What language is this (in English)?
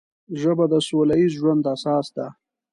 Pashto